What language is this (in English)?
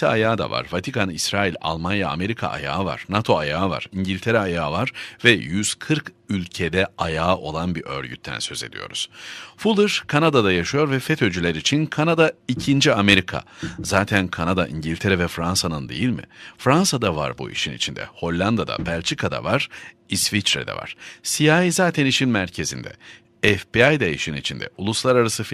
Turkish